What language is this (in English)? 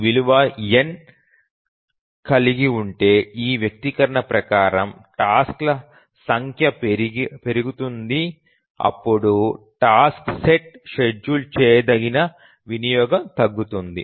Telugu